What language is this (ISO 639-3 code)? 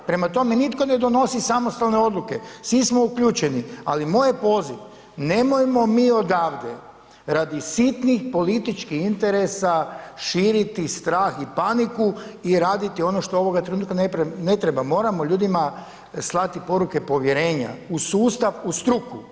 hrv